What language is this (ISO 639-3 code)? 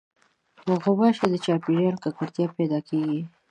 pus